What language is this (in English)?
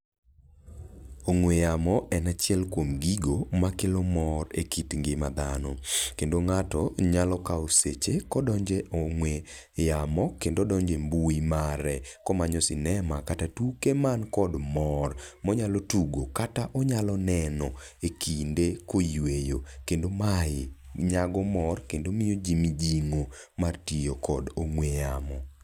Luo (Kenya and Tanzania)